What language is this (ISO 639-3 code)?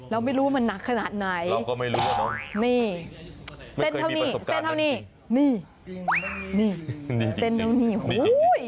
tha